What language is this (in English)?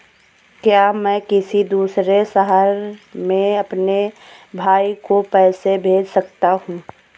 Hindi